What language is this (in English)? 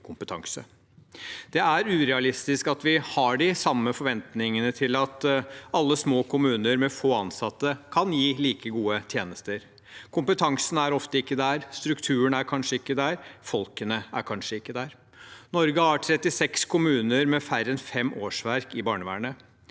Norwegian